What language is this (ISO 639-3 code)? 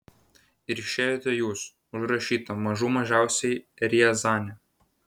lit